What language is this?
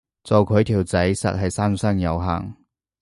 Cantonese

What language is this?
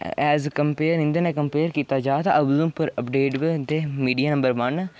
Dogri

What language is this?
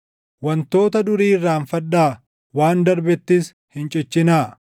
Oromo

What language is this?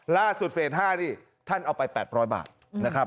Thai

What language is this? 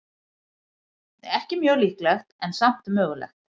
Icelandic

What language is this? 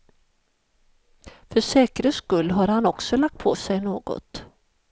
Swedish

